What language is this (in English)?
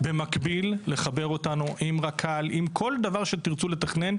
Hebrew